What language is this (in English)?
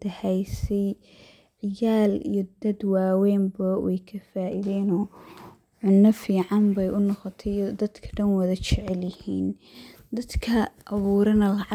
Somali